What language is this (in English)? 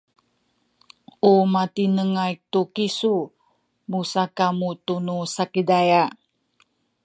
Sakizaya